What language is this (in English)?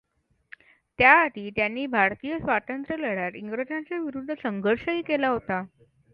Marathi